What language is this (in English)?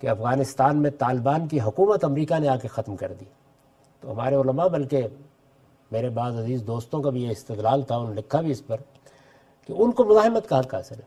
Urdu